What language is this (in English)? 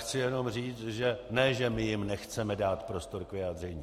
Czech